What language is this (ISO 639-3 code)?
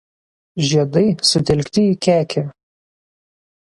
lit